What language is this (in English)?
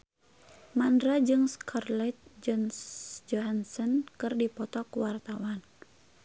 Sundanese